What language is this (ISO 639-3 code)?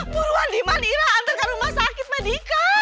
ind